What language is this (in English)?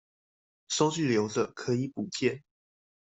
Chinese